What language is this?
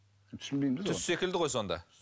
Kazakh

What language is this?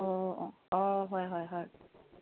Assamese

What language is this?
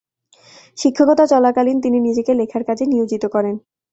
Bangla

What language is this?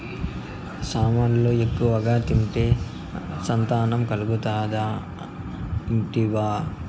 Telugu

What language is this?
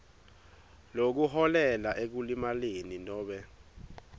Swati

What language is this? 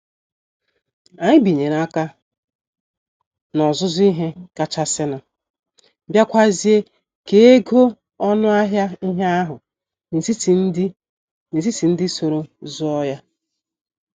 Igbo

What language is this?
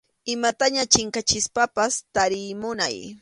Arequipa-La Unión Quechua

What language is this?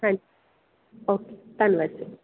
Punjabi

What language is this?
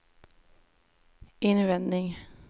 Swedish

